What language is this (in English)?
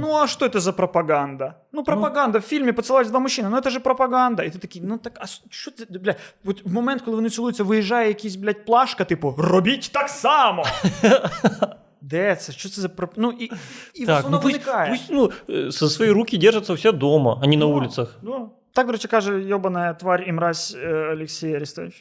Ukrainian